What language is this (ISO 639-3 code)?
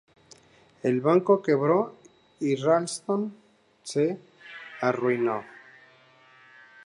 spa